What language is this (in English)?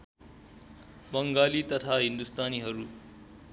Nepali